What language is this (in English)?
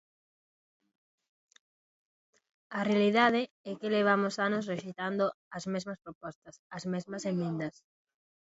Galician